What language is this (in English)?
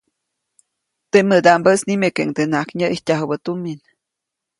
Copainalá Zoque